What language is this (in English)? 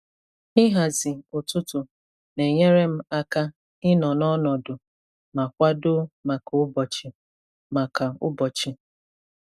Igbo